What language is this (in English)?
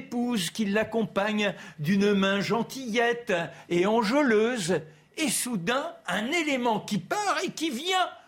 French